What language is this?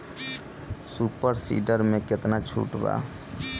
Bhojpuri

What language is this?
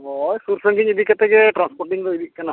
Santali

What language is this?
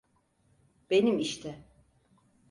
Turkish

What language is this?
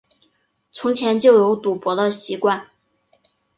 Chinese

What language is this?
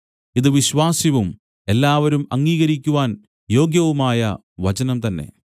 Malayalam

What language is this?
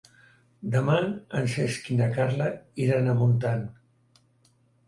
Catalan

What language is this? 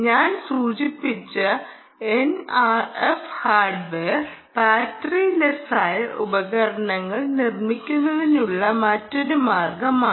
Malayalam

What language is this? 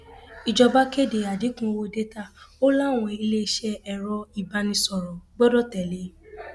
Yoruba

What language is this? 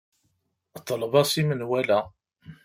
Kabyle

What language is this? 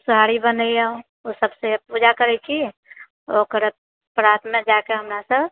Maithili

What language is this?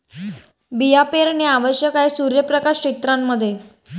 Marathi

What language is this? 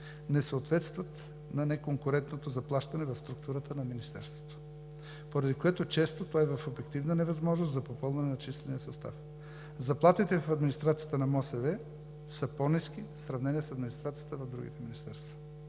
Bulgarian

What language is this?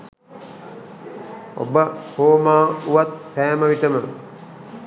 Sinhala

